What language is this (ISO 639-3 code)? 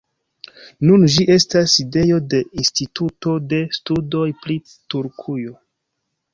epo